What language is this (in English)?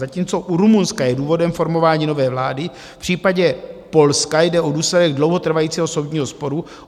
Czech